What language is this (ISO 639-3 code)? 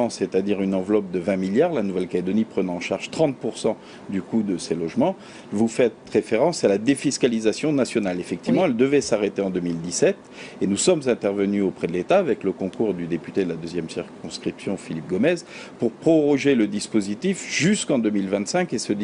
fra